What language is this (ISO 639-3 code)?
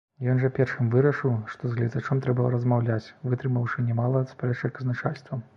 bel